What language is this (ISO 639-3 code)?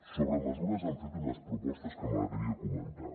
cat